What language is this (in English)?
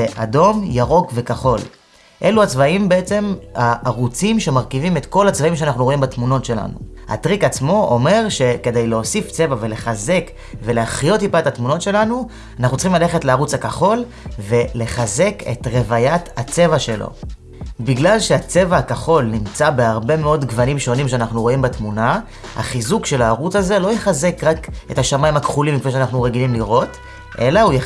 Hebrew